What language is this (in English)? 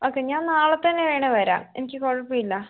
Malayalam